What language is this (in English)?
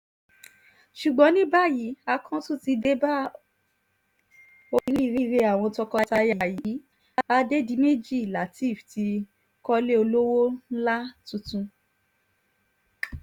Yoruba